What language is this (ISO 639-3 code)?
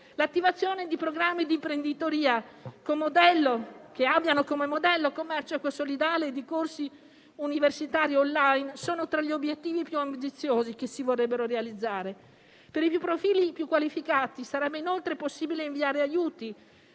ita